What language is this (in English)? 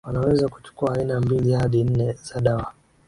Swahili